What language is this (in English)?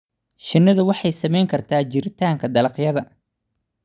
Somali